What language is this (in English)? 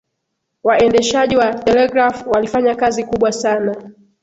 Swahili